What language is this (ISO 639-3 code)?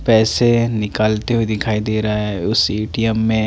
hin